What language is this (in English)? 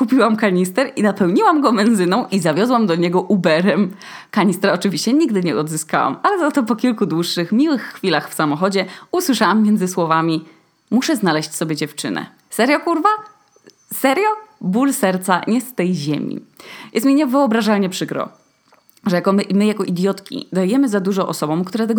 Polish